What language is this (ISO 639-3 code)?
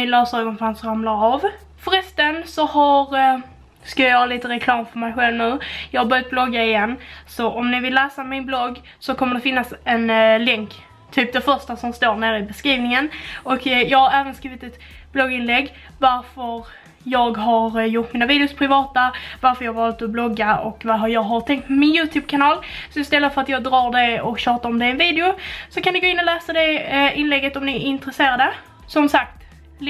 swe